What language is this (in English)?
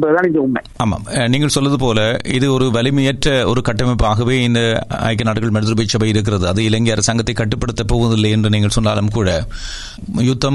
Tamil